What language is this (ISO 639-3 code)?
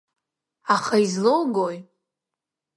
abk